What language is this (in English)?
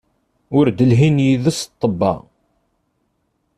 Kabyle